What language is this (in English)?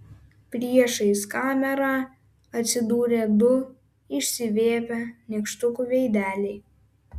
Lithuanian